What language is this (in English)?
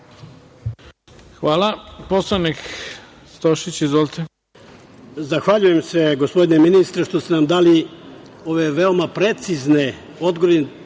Serbian